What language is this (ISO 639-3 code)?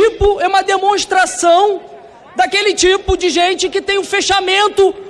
por